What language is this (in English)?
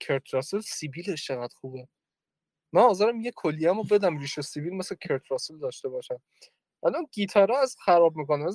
Persian